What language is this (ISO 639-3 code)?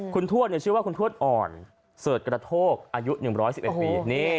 tha